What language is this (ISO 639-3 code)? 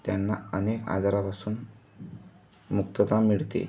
mar